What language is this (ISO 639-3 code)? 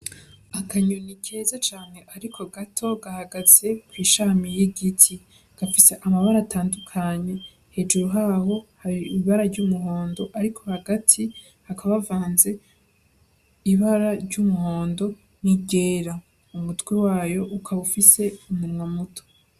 run